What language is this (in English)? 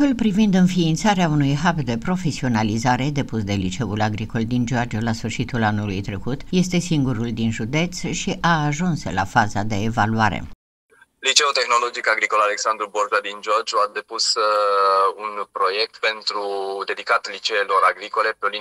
Romanian